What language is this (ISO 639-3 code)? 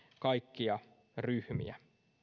fin